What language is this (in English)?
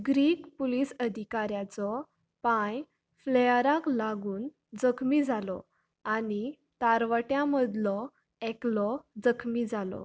Konkani